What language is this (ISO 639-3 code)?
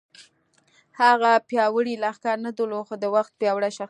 pus